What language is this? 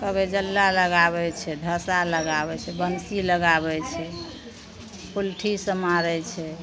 Maithili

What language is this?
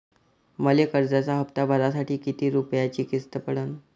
Marathi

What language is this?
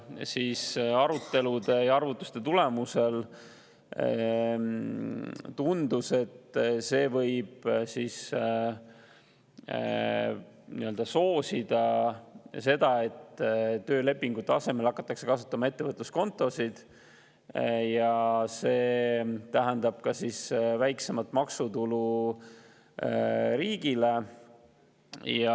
Estonian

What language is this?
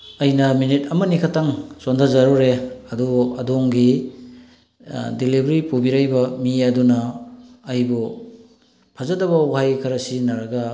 Manipuri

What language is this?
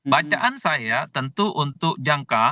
Indonesian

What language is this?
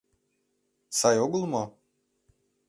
Mari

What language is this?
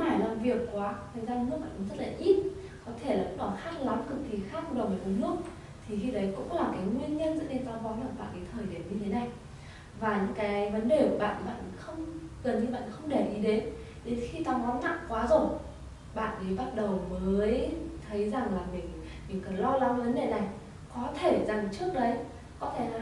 Vietnamese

